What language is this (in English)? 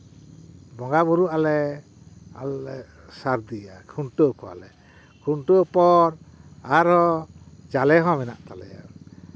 Santali